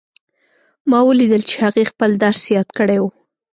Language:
Pashto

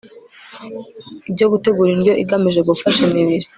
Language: Kinyarwanda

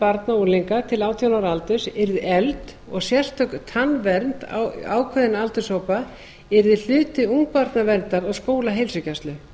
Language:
Icelandic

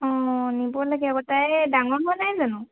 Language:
Assamese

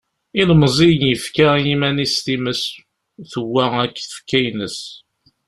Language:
Kabyle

